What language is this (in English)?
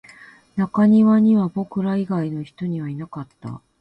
Japanese